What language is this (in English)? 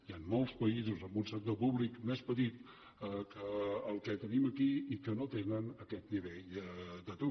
Catalan